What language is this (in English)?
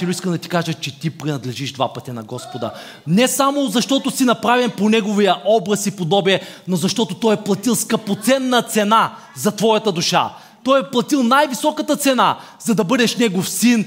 Bulgarian